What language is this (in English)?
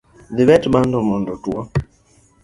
Luo (Kenya and Tanzania)